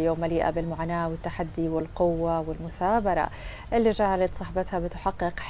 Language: Arabic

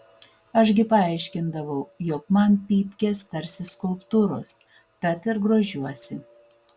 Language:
Lithuanian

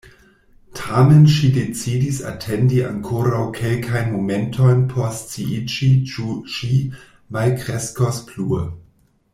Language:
Esperanto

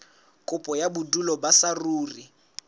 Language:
Southern Sotho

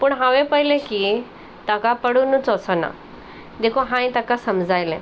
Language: Konkani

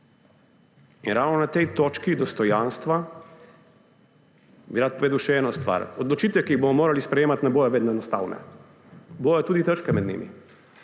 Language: Slovenian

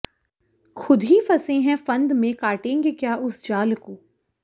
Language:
Hindi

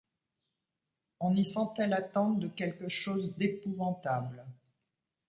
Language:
French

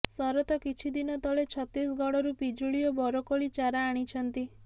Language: Odia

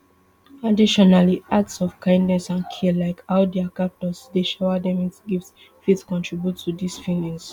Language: Nigerian Pidgin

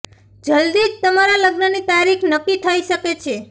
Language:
Gujarati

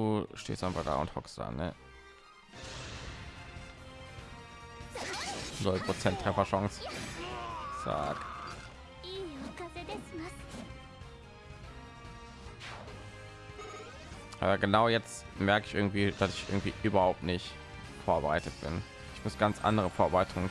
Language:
German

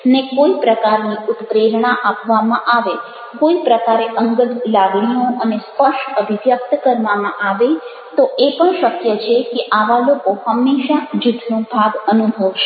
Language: Gujarati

